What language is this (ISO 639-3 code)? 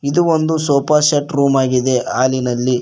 kan